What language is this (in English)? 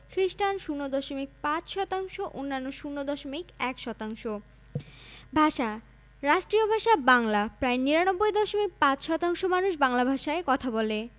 Bangla